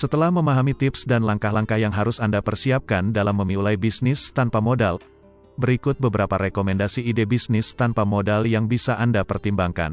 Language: Indonesian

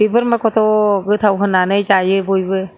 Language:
Bodo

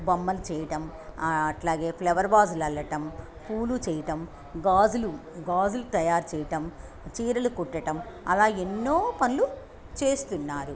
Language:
Telugu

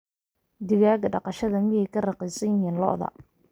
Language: Somali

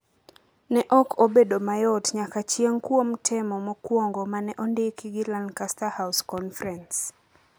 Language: Luo (Kenya and Tanzania)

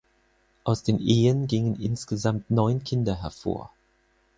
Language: German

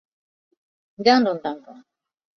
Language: Chinese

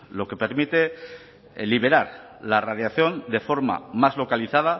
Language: Spanish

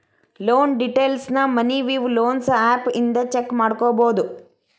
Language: Kannada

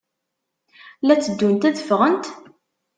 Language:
Kabyle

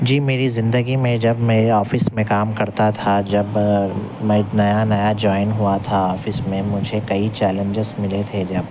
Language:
Urdu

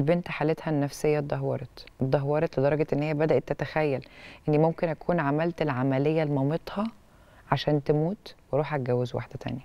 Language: Arabic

